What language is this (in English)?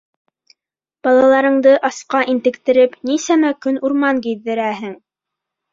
Bashkir